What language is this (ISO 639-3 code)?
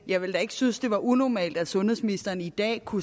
dan